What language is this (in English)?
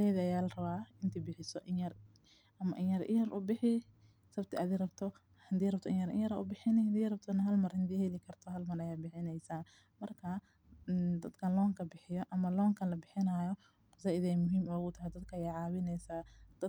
Somali